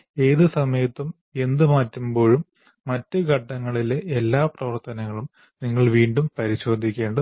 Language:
Malayalam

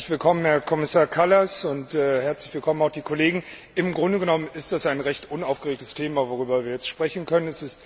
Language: German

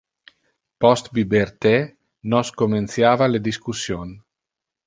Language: Interlingua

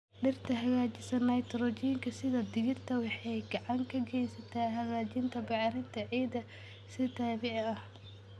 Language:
Somali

